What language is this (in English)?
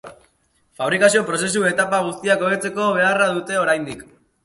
Basque